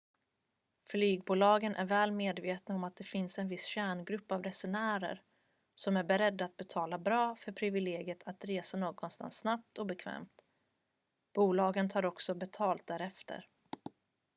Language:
Swedish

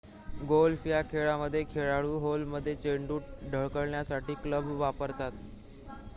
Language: Marathi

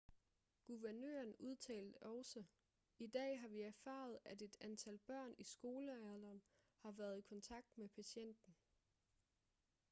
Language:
Danish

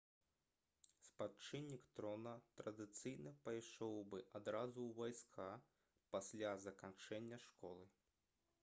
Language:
Belarusian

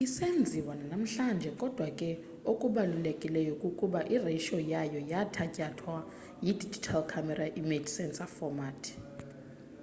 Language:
Xhosa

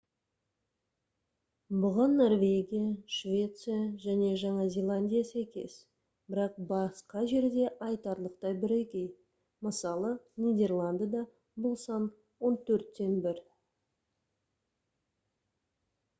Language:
Kazakh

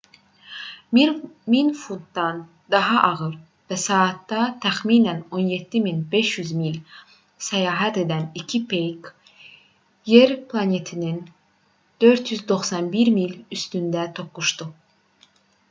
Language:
Azerbaijani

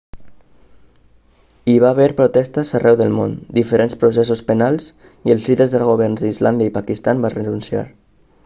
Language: Catalan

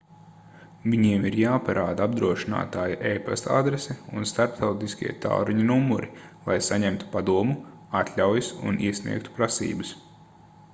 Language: Latvian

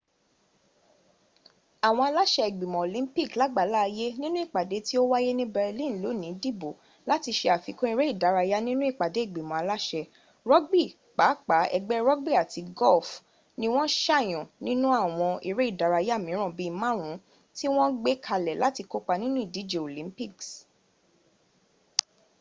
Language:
Yoruba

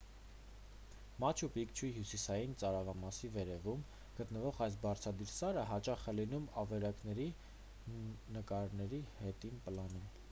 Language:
Armenian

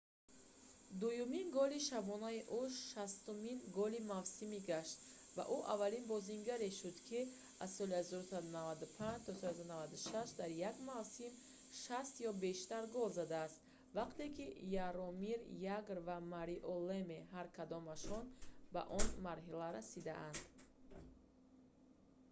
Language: Tajik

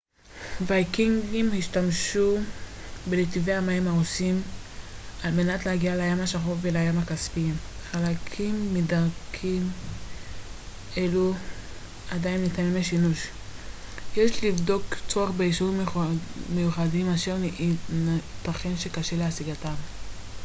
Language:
Hebrew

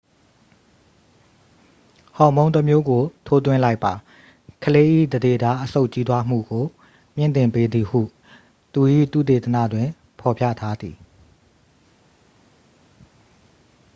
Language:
Burmese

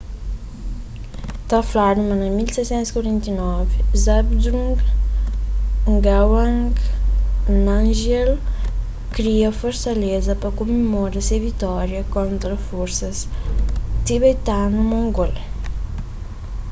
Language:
Kabuverdianu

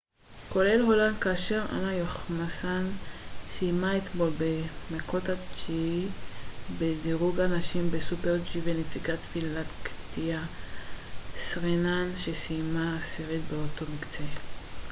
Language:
Hebrew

